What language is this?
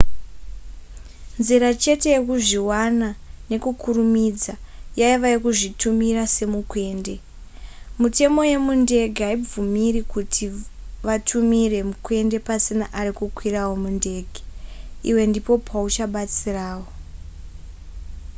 Shona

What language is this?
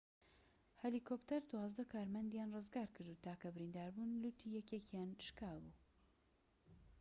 Central Kurdish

